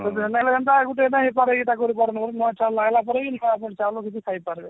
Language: Odia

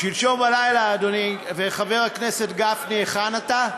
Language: Hebrew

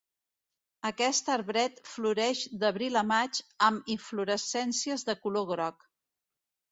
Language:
Catalan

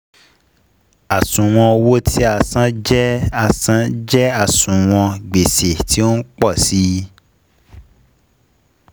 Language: Yoruba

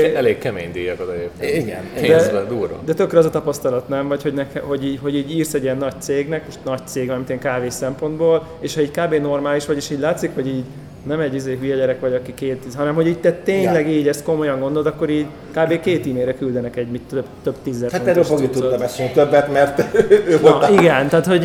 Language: Hungarian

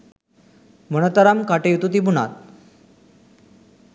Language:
Sinhala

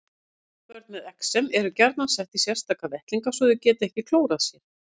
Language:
Icelandic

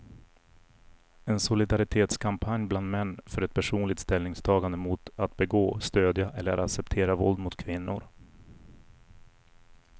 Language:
Swedish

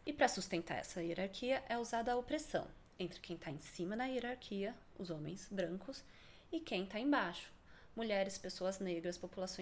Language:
Portuguese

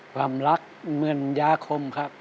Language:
Thai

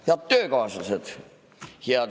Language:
Estonian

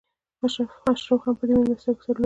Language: Pashto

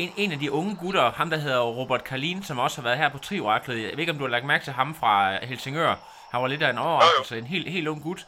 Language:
Danish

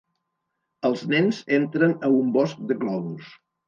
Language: Catalan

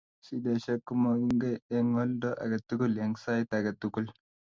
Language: Kalenjin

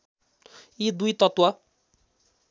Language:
Nepali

